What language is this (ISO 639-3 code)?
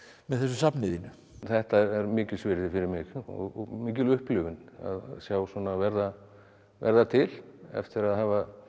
isl